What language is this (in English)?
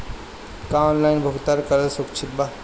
Bhojpuri